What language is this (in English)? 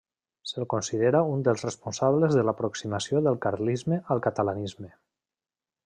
Catalan